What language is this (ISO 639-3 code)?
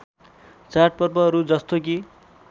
nep